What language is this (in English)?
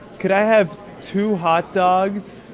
English